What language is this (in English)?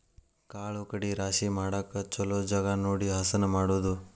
Kannada